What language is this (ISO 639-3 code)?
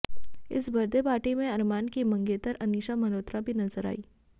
hin